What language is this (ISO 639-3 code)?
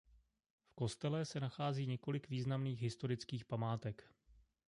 ces